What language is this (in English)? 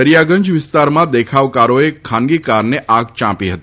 Gujarati